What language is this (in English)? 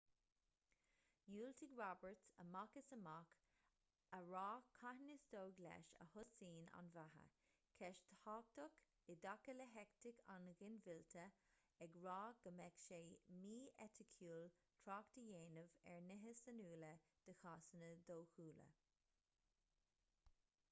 Irish